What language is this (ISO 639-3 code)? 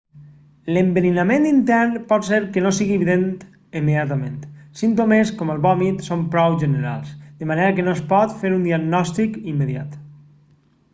cat